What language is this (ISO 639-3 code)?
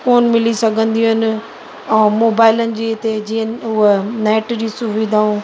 snd